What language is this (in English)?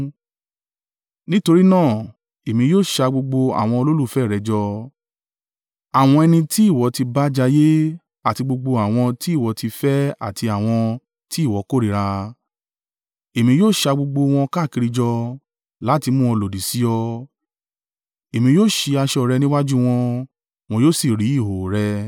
Yoruba